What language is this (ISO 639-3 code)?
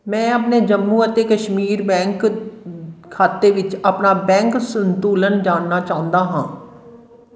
pan